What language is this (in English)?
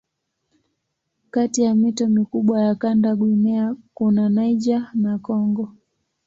Swahili